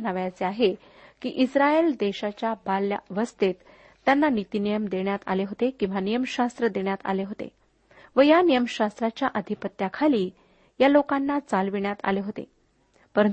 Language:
Marathi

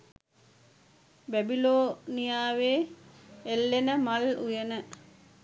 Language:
Sinhala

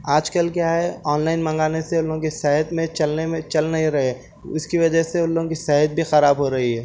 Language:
Urdu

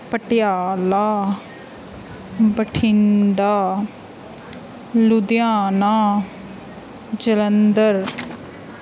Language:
Punjabi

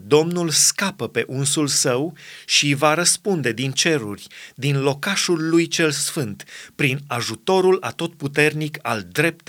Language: Romanian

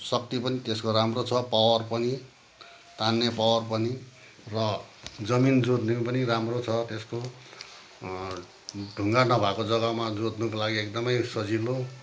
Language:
Nepali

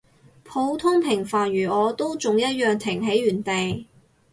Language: Cantonese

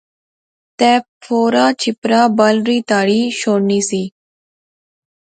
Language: Pahari-Potwari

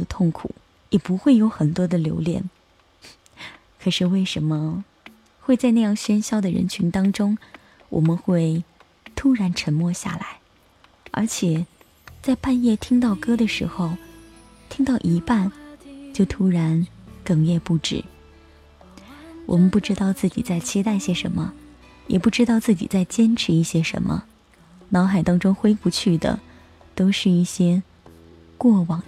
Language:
Chinese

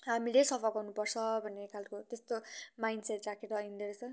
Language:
Nepali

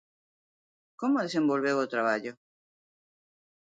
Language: Galician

